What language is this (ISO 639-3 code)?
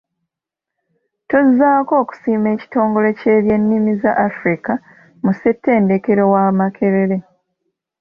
lug